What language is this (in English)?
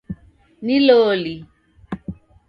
Taita